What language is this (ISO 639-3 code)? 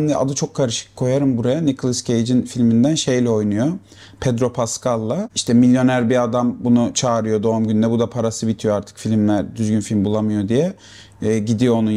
tur